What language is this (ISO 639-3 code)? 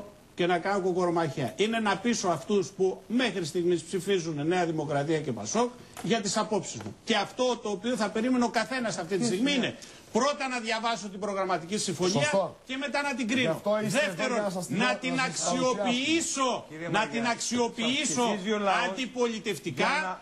ell